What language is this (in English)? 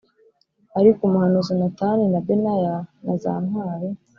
Kinyarwanda